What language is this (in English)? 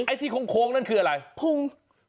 Thai